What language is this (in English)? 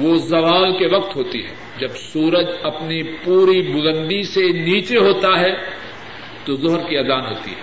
Urdu